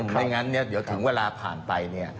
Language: Thai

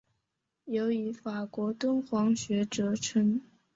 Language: Chinese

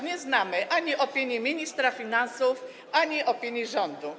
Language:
Polish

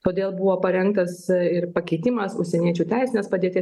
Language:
Lithuanian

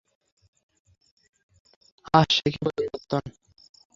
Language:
Bangla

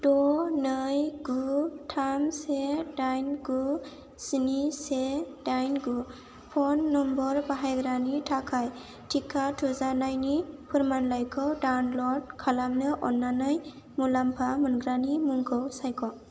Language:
Bodo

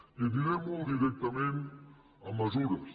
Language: Catalan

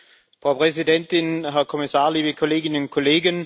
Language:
German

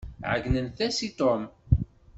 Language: Kabyle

